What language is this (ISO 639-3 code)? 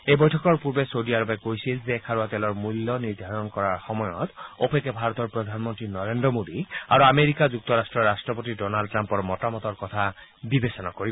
asm